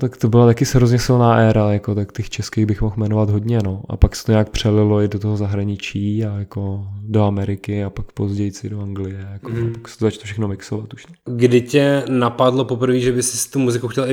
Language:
Czech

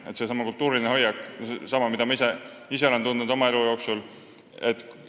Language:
Estonian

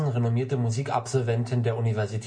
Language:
German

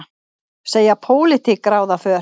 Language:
Icelandic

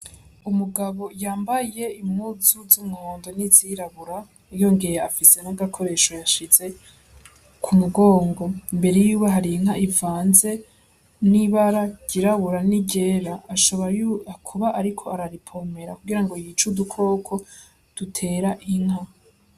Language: Rundi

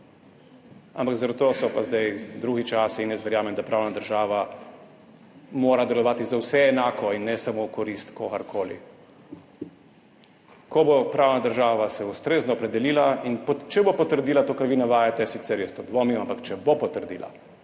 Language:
Slovenian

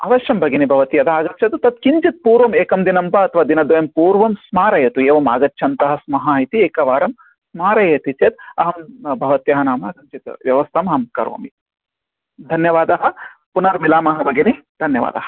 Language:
Sanskrit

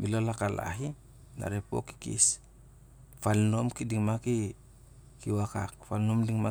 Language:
Siar-Lak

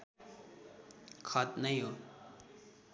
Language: Nepali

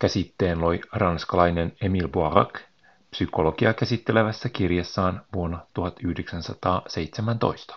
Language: Finnish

